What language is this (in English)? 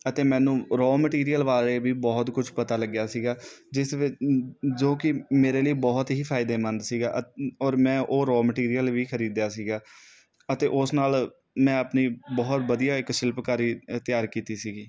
Punjabi